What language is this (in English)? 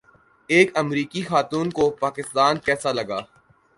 Urdu